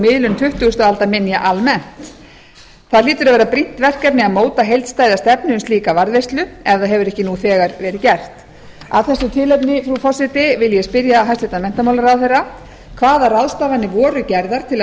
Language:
Icelandic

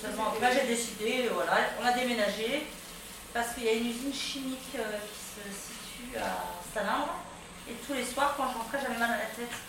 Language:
French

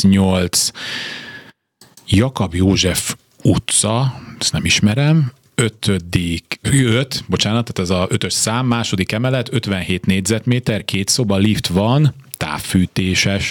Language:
Hungarian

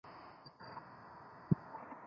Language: Chinese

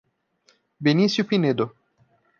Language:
Portuguese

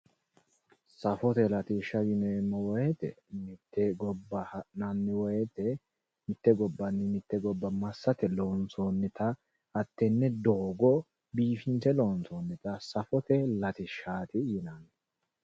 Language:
Sidamo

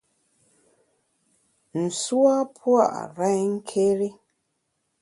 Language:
Bamun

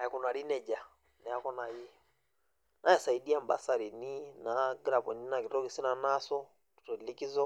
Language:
Masai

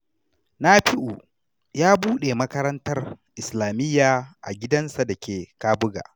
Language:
Hausa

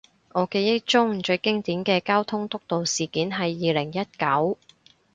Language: Cantonese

